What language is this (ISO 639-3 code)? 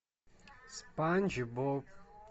rus